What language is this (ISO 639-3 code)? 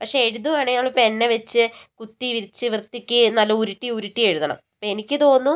mal